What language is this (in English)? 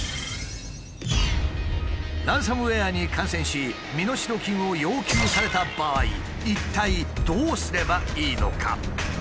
Japanese